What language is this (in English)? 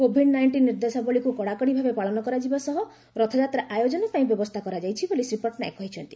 Odia